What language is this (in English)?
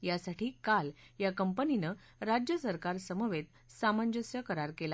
Marathi